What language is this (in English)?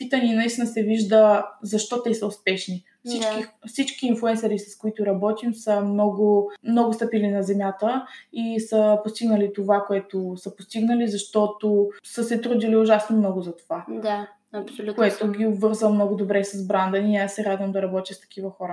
Bulgarian